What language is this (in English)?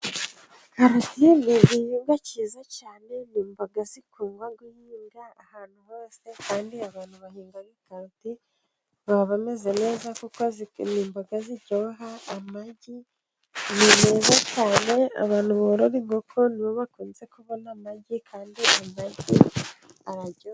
Kinyarwanda